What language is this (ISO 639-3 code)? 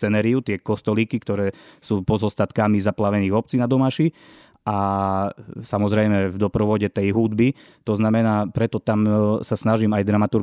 slk